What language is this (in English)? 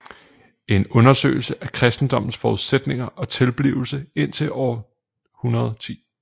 Danish